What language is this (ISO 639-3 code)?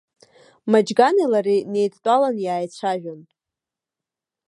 abk